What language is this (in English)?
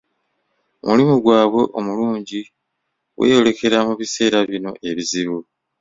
Ganda